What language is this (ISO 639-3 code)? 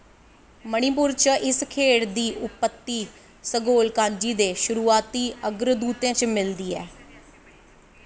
doi